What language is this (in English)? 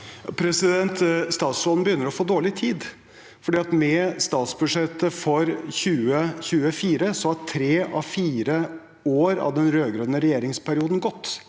Norwegian